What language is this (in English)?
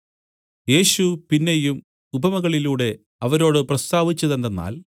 Malayalam